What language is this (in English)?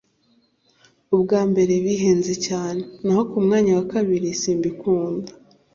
Kinyarwanda